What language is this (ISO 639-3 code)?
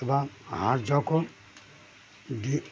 ben